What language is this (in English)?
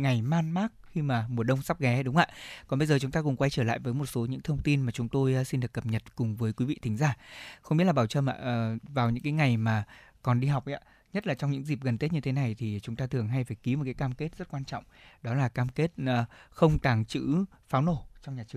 Vietnamese